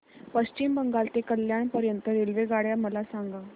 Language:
Marathi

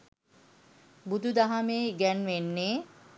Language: Sinhala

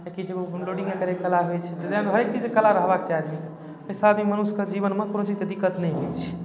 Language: Maithili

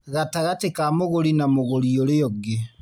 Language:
Kikuyu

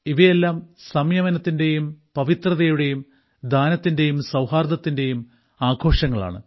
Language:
Malayalam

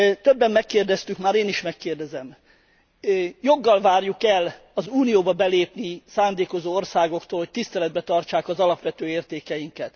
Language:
Hungarian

